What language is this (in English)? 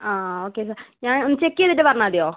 Malayalam